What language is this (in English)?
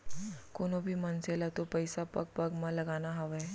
Chhattisgarhi